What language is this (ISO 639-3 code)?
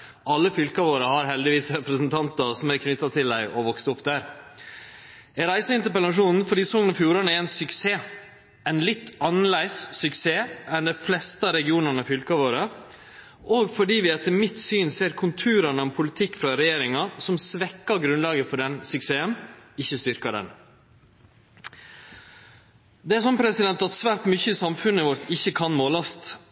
nno